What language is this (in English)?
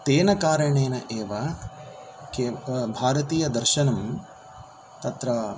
Sanskrit